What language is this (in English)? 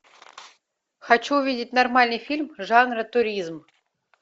Russian